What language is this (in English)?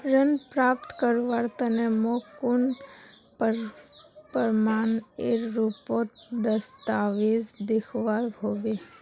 Magahi